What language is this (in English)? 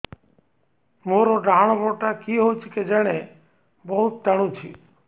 Odia